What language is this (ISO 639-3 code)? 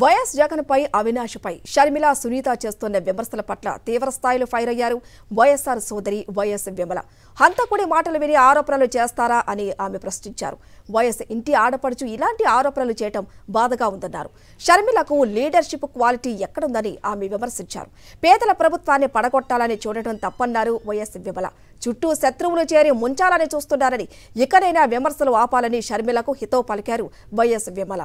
tel